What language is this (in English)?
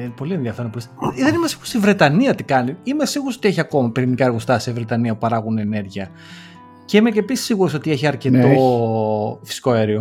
Greek